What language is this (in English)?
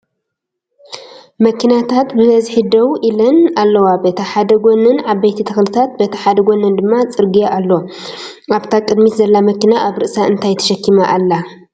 Tigrinya